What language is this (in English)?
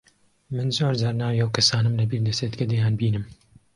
Central Kurdish